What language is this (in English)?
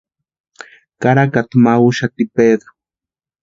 Western Highland Purepecha